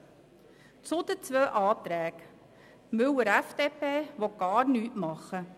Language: Swiss German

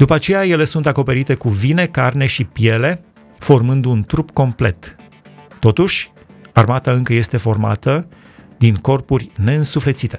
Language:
Romanian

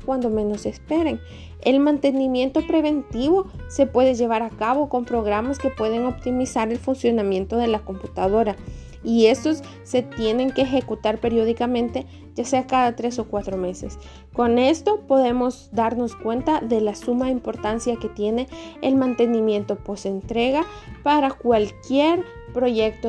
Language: Spanish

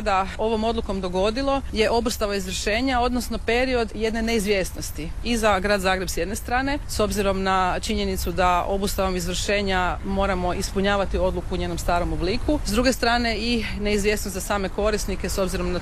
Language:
Croatian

